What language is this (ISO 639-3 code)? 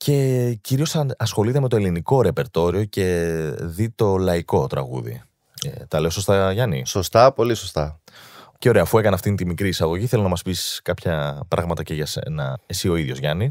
ell